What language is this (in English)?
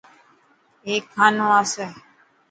Dhatki